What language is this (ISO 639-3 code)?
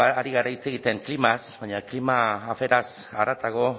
eus